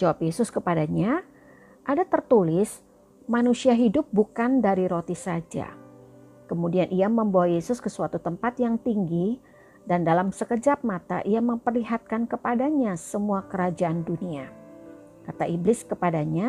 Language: Indonesian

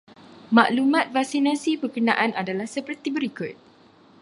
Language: Malay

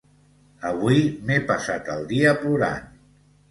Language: Catalan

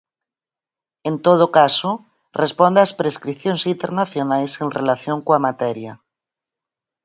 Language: Galician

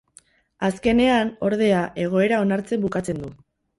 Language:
Basque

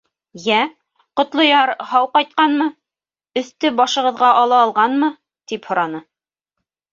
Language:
Bashkir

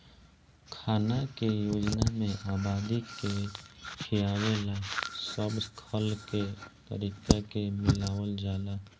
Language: Bhojpuri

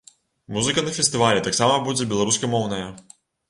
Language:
Belarusian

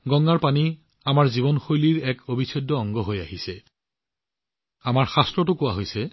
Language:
Assamese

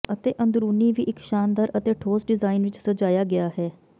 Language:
Punjabi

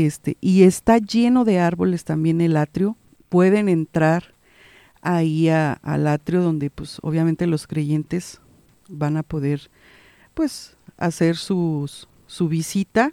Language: Spanish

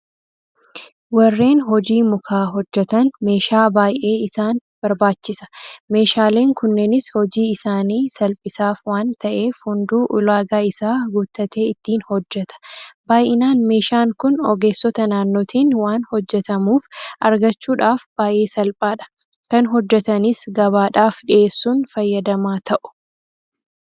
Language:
Oromo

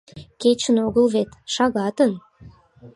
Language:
Mari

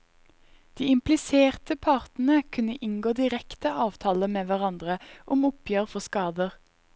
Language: Norwegian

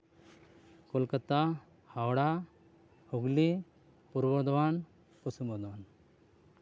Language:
Santali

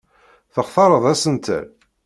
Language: Kabyle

